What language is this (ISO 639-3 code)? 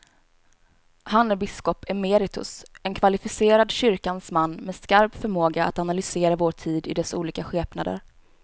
swe